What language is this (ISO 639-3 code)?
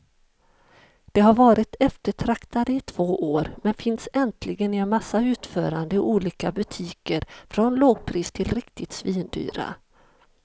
swe